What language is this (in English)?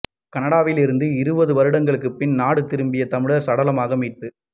Tamil